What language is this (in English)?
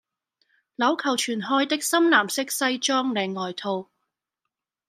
Cantonese